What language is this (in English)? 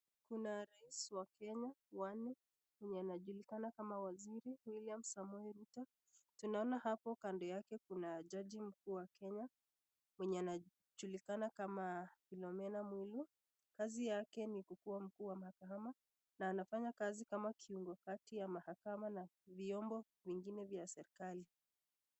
Swahili